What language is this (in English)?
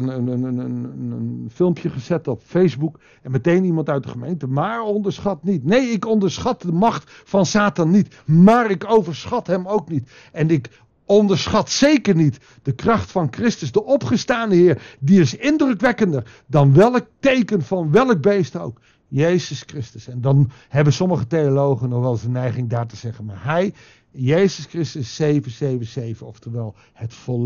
Dutch